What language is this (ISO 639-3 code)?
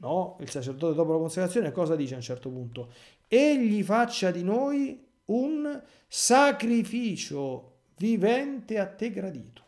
ita